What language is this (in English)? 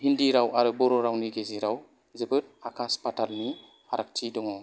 Bodo